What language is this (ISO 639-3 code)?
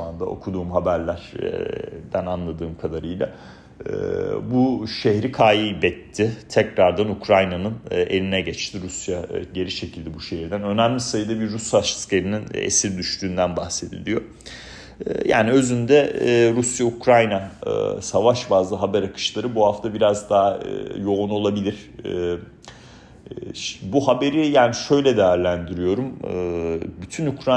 tur